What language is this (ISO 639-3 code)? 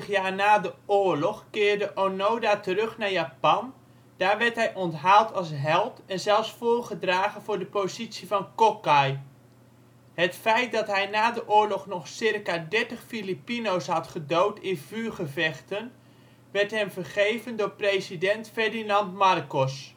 nld